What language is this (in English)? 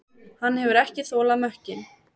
Icelandic